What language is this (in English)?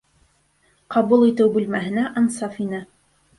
Bashkir